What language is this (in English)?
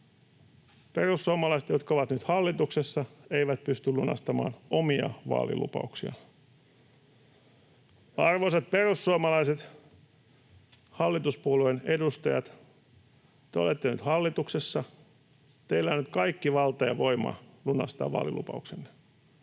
Finnish